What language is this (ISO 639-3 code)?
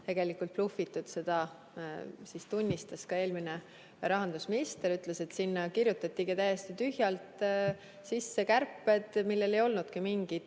est